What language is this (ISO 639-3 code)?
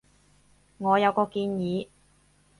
yue